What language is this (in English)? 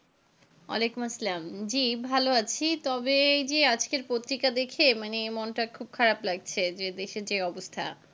Bangla